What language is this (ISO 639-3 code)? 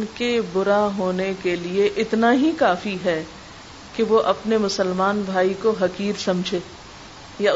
urd